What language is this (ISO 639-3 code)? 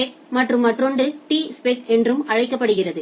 tam